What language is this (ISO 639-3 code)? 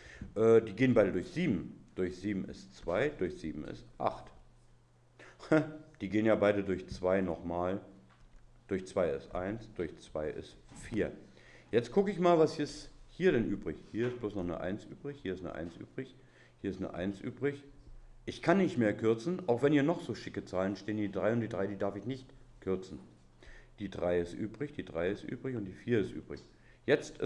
deu